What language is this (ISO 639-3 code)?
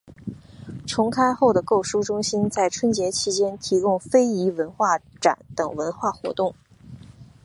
zho